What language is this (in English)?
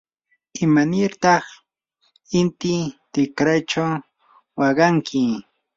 Yanahuanca Pasco Quechua